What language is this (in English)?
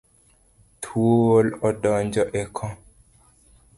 Luo (Kenya and Tanzania)